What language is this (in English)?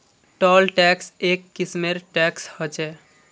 Magahi